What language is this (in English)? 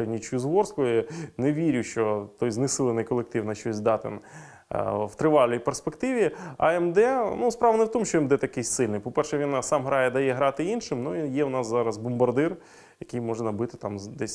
Ukrainian